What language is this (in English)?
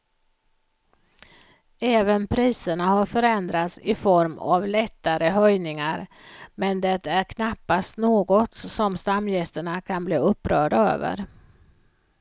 Swedish